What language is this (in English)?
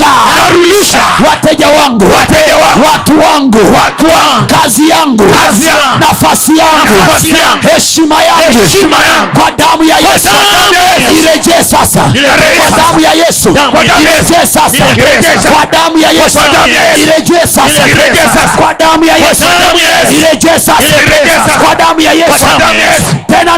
Swahili